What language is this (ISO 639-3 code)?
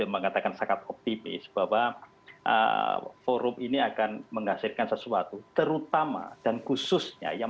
ind